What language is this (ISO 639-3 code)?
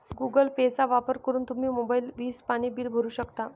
mar